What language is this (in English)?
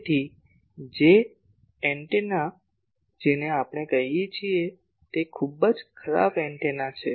Gujarati